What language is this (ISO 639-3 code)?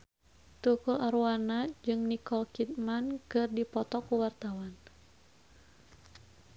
sun